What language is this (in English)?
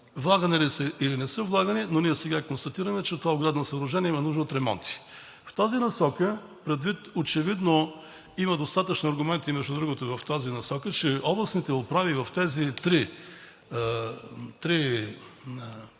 Bulgarian